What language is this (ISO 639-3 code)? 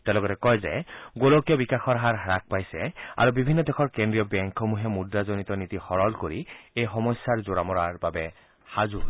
asm